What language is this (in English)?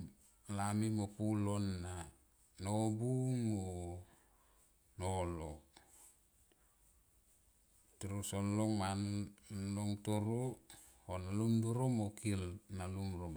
Tomoip